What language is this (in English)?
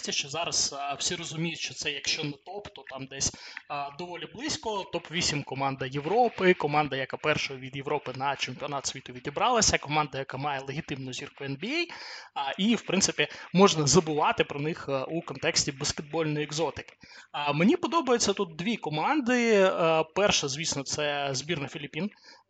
Ukrainian